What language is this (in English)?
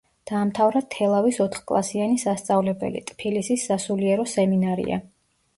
Georgian